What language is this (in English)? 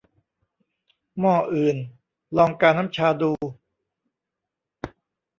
Thai